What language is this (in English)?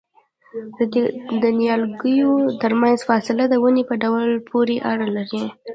Pashto